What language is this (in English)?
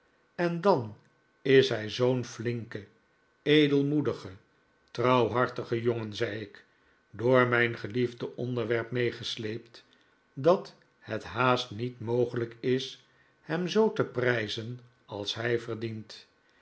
Dutch